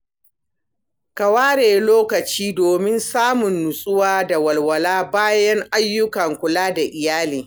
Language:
Hausa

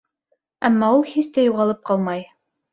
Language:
Bashkir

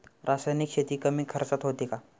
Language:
Marathi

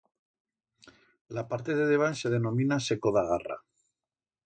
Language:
Aragonese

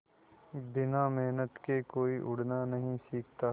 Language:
Hindi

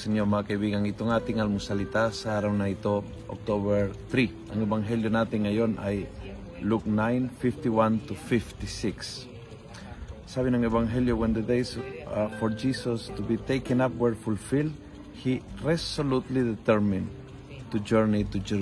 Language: Filipino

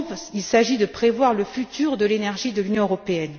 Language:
French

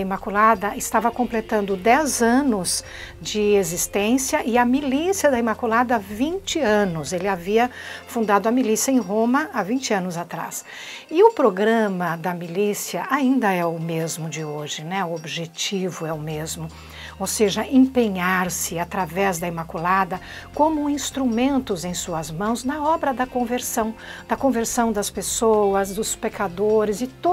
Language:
Portuguese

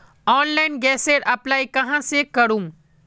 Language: Magahi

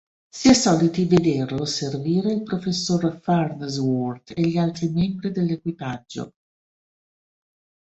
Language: Italian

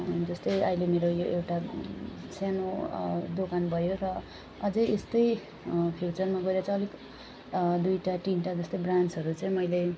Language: Nepali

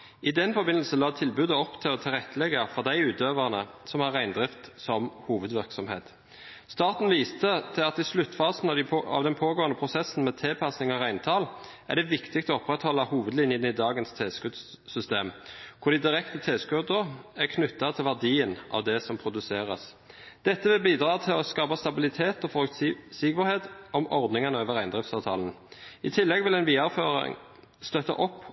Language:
Norwegian Bokmål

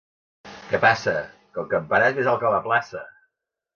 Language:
Catalan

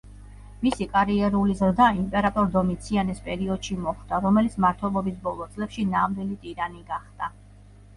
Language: Georgian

